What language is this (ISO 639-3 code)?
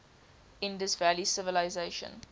eng